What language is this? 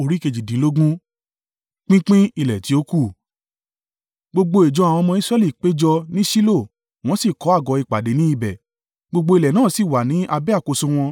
Yoruba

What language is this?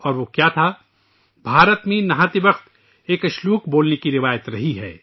Urdu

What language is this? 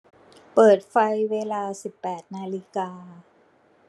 Thai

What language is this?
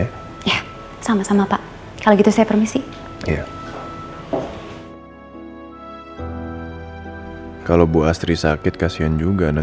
Indonesian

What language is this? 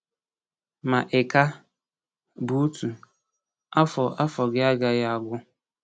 Igbo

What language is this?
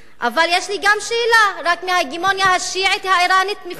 Hebrew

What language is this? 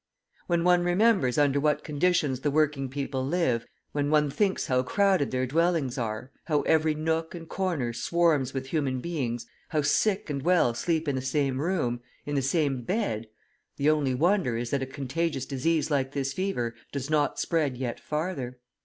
English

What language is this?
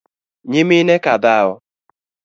Luo (Kenya and Tanzania)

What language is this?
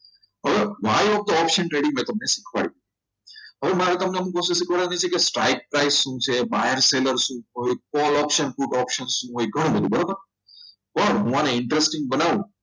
Gujarati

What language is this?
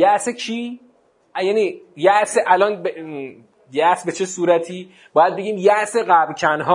Persian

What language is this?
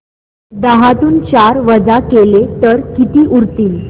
Marathi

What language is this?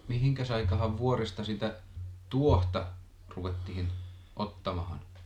Finnish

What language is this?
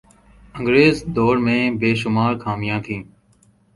Urdu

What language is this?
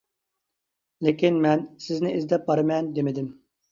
Uyghur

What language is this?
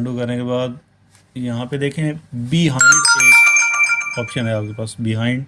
Urdu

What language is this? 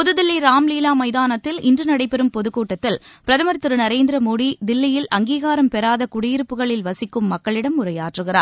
Tamil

